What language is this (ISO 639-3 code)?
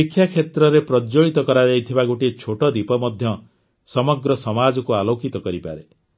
ori